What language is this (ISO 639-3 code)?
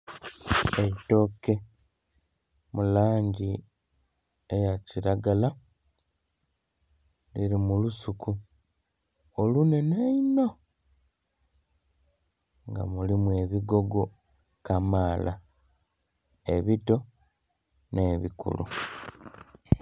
xog